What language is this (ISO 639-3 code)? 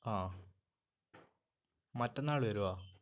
mal